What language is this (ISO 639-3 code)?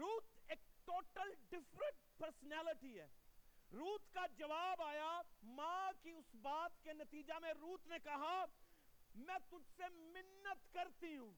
urd